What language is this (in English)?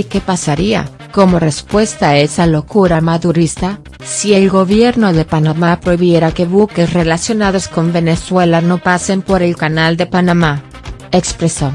Spanish